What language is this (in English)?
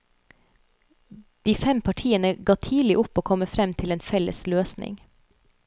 Norwegian